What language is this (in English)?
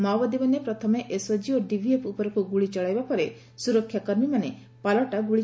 Odia